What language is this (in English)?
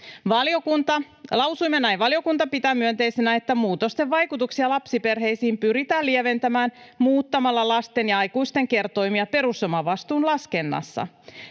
Finnish